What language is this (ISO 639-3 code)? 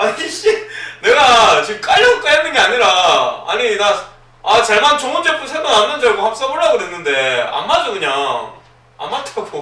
kor